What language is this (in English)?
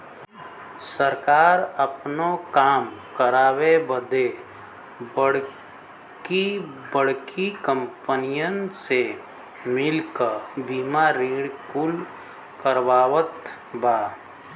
Bhojpuri